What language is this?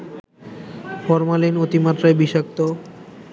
Bangla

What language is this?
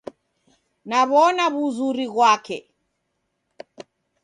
Taita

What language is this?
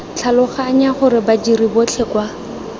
Tswana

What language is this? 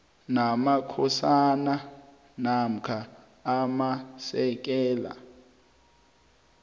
South Ndebele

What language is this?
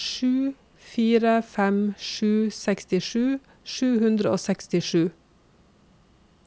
Norwegian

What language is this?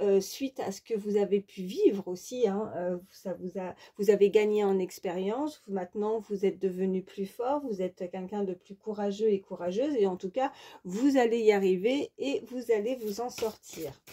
French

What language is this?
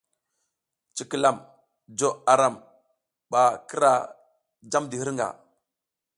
South Giziga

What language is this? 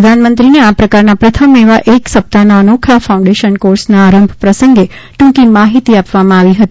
Gujarati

